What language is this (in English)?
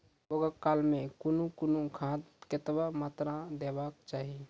Maithili